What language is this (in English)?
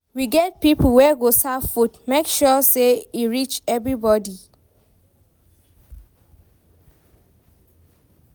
Nigerian Pidgin